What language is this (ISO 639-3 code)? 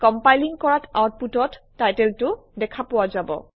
asm